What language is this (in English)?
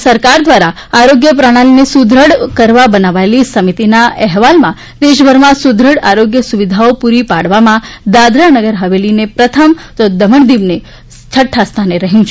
Gujarati